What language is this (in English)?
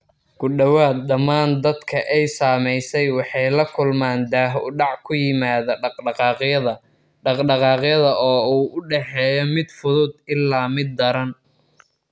Somali